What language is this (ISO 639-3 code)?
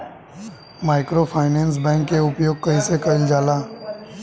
bho